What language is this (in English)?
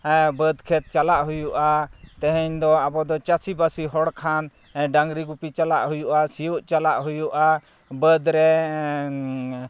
Santali